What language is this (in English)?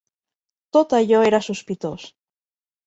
Catalan